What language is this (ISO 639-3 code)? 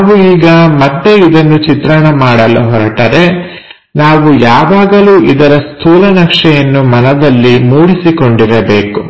kan